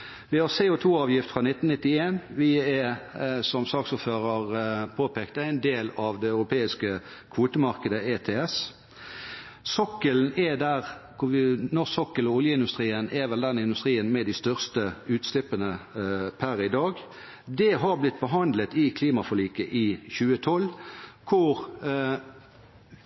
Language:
Norwegian Bokmål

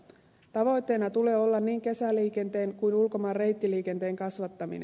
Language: Finnish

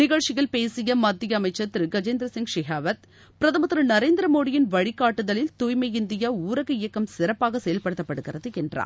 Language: Tamil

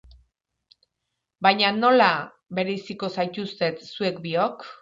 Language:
Basque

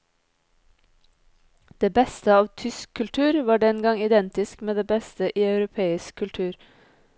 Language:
Norwegian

